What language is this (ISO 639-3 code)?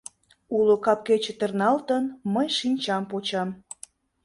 chm